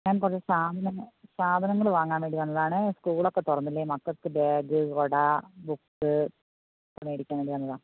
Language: Malayalam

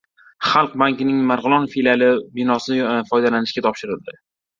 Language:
Uzbek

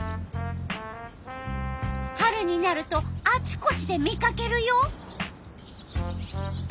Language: Japanese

